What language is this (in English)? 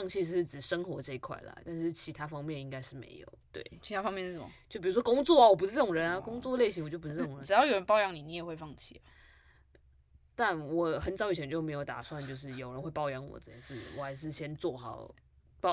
Chinese